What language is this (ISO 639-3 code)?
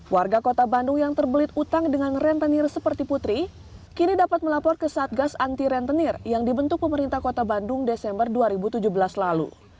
ind